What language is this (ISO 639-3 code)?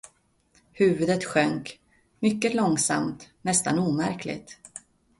swe